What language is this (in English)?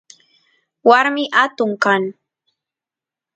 Santiago del Estero Quichua